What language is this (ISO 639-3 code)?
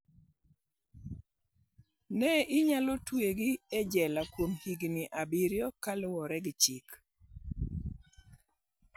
luo